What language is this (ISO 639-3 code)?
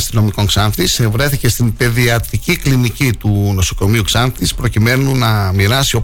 ell